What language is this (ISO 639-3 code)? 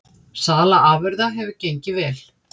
isl